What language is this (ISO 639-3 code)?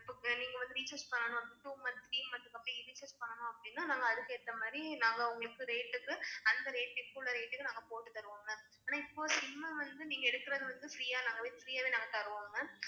tam